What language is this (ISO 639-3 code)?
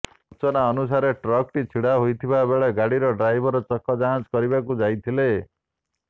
ori